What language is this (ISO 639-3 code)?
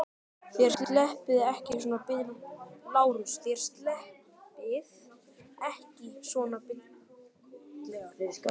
isl